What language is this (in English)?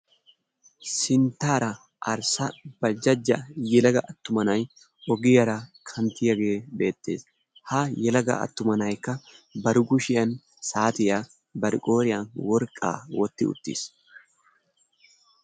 Wolaytta